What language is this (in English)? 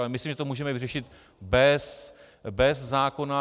Czech